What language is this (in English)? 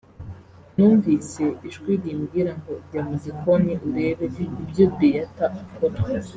Kinyarwanda